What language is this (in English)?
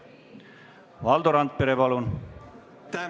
Estonian